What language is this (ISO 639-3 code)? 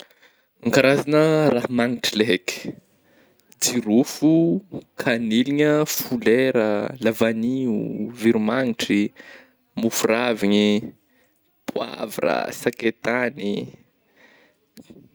bmm